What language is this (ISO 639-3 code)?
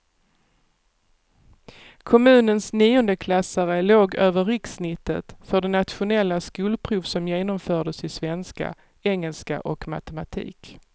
swe